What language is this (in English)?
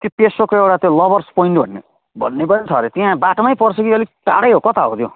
Nepali